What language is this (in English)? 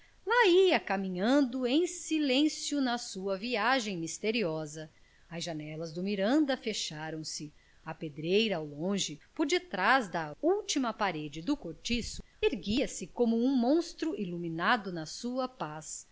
Portuguese